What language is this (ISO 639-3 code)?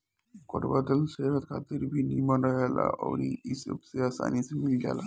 bho